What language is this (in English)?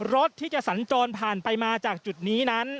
Thai